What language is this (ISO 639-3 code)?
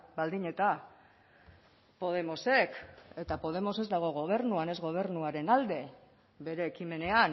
eus